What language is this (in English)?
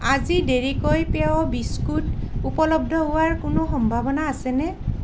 Assamese